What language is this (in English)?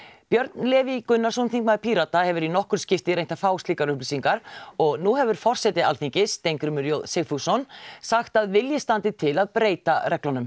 Icelandic